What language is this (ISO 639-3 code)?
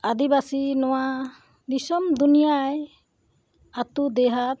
sat